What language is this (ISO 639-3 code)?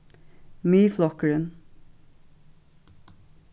fao